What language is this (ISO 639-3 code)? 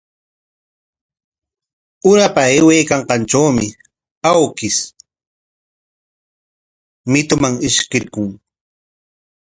qwa